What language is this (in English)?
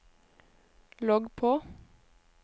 Norwegian